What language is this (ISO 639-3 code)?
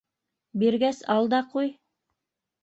bak